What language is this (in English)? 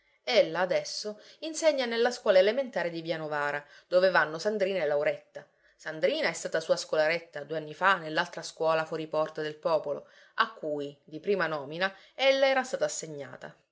Italian